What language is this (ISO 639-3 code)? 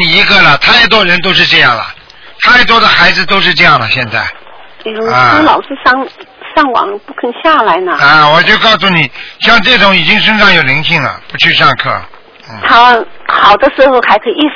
zho